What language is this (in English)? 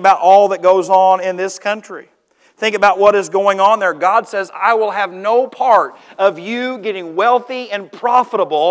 English